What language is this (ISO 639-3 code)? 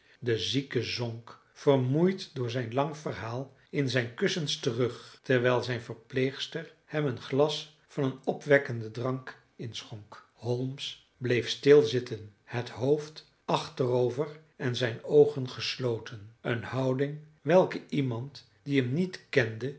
nld